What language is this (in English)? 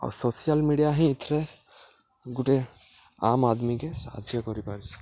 Odia